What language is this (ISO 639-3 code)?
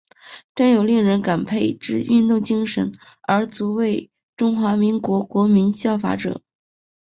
zho